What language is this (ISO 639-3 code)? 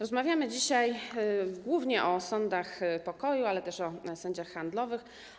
pol